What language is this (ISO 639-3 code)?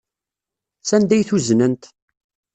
kab